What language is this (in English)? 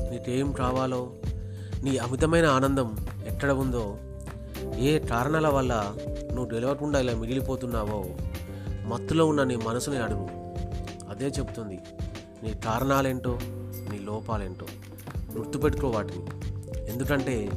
Telugu